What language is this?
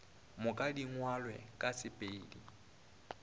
Northern Sotho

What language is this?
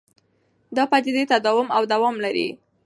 Pashto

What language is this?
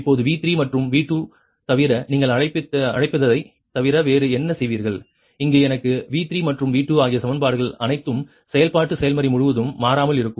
Tamil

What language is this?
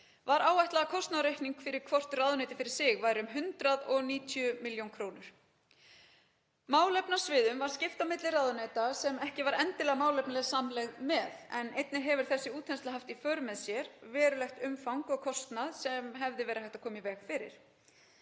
Icelandic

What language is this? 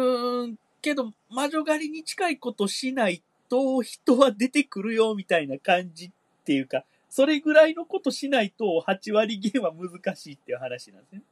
Japanese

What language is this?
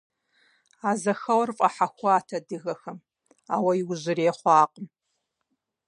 Kabardian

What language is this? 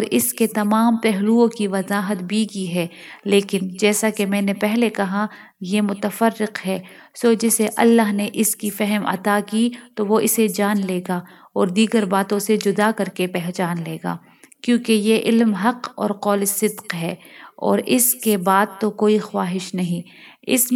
Urdu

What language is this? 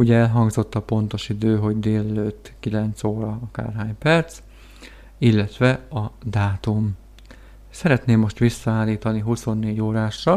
Hungarian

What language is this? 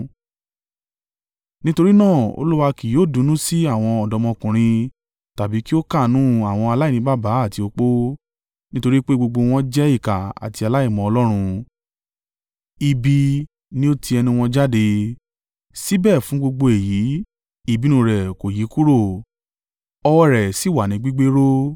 Yoruba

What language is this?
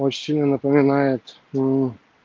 Russian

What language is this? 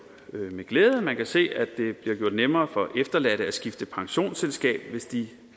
Danish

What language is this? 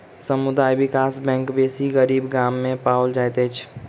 Maithili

